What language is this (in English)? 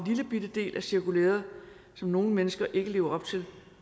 Danish